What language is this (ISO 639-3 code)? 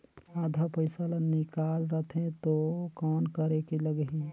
hne